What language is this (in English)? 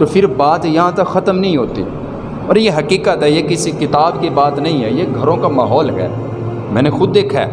Urdu